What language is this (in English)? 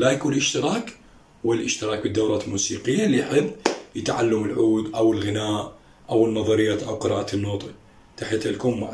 Arabic